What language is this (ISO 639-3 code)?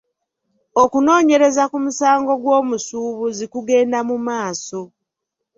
lug